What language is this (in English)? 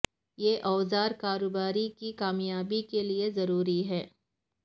Urdu